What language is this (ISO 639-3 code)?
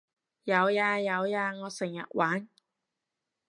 yue